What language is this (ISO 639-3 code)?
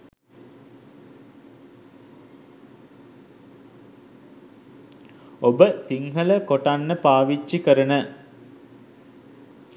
sin